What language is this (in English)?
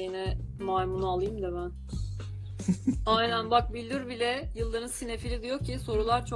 Turkish